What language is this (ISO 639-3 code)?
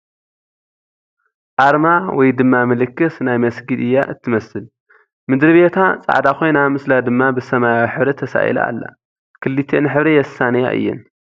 tir